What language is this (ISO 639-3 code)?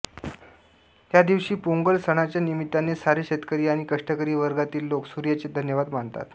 mar